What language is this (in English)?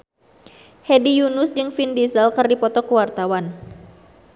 Sundanese